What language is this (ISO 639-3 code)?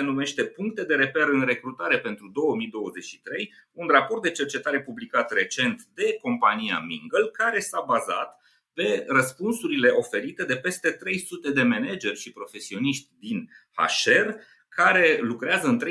ron